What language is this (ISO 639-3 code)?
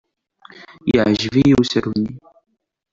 kab